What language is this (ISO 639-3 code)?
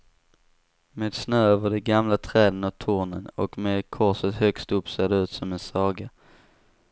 swe